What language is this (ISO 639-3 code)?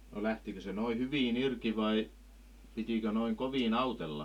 fin